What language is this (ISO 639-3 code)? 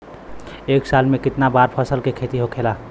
bho